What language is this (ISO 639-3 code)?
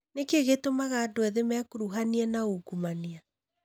kik